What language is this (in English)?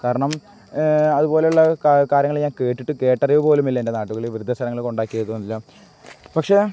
Malayalam